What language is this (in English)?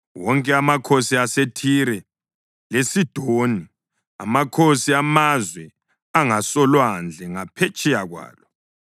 North Ndebele